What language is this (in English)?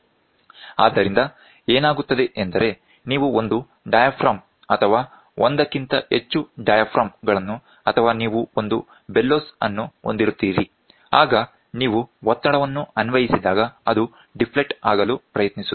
Kannada